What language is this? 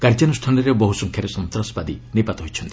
Odia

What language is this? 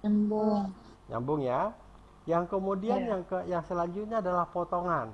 Indonesian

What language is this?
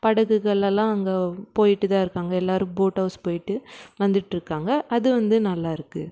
Tamil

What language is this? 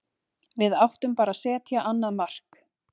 Icelandic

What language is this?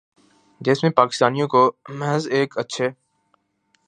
Urdu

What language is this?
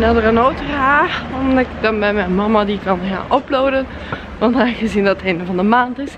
Dutch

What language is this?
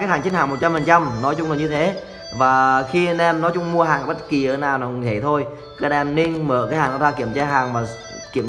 Vietnamese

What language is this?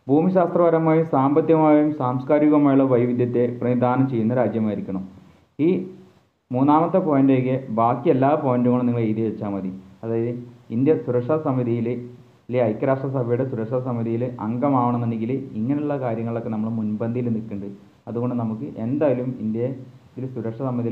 Malayalam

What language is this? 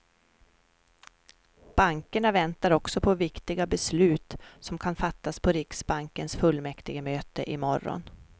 Swedish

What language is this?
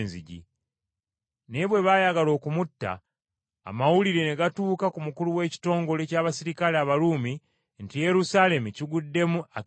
Ganda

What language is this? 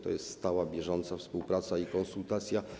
Polish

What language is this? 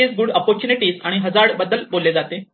Marathi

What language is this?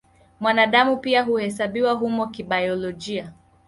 Swahili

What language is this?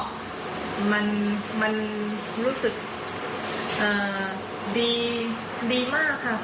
Thai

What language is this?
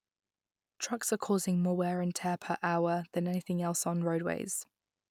English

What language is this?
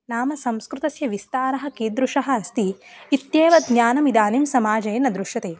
Sanskrit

